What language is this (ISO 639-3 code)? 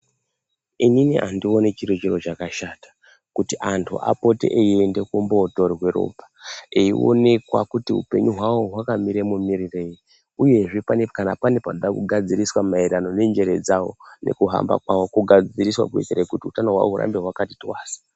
ndc